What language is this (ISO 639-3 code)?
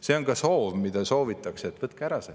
est